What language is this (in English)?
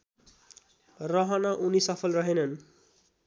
Nepali